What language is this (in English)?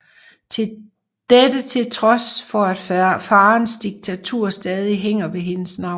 Danish